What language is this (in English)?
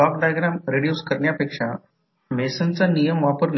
Marathi